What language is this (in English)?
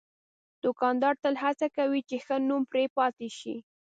Pashto